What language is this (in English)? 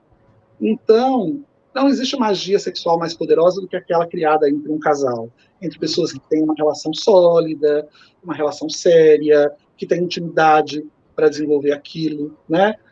Portuguese